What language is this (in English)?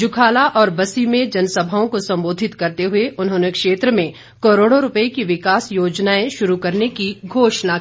Hindi